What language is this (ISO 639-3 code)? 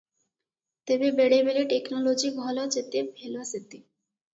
ori